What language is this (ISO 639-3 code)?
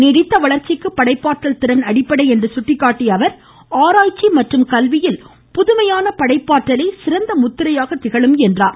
tam